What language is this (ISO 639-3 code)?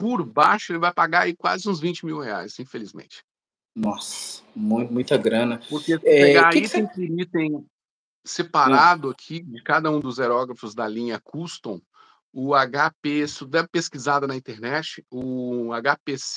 por